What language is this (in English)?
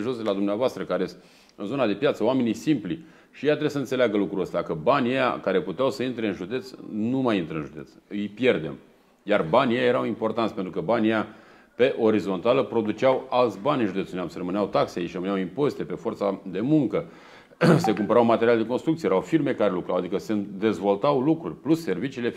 Romanian